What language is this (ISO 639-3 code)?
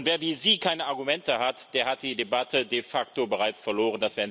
deu